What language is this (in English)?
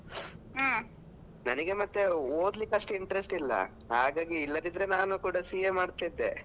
Kannada